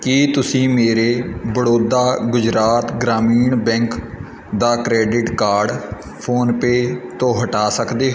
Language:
Punjabi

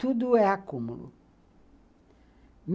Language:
Portuguese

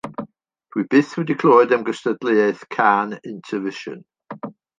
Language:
Welsh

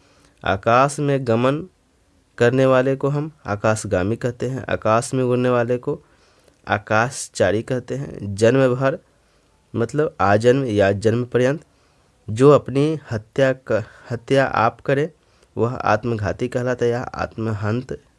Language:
Hindi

